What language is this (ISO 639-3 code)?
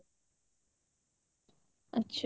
ori